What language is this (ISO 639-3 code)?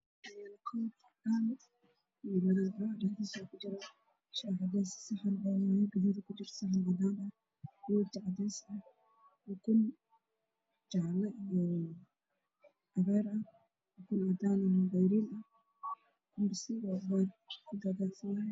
som